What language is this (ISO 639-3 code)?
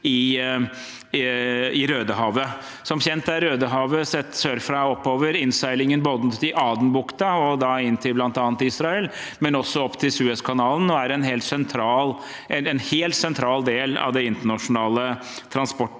nor